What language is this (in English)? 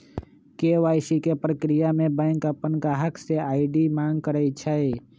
Magahi